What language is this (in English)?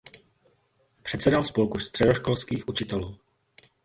Czech